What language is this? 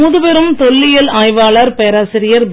Tamil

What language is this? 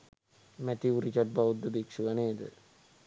Sinhala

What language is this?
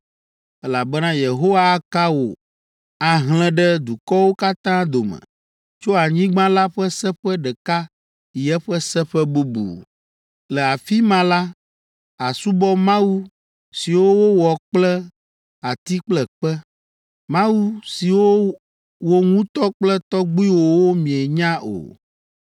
Ewe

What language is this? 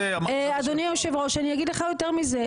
Hebrew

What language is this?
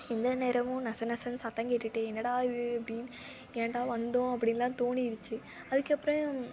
Tamil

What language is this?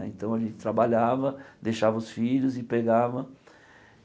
Portuguese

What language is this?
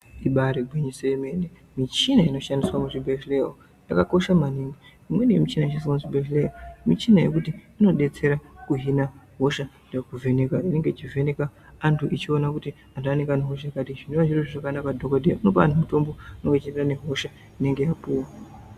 Ndau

